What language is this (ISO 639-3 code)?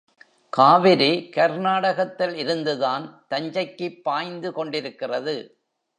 tam